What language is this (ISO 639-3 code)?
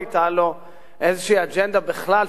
heb